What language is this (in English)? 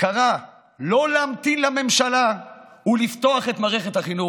Hebrew